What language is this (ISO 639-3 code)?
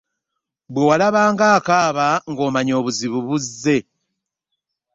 lug